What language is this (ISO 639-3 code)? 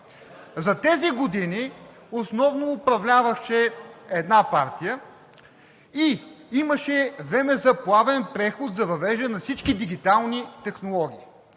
bul